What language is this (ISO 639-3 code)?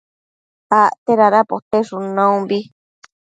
mcf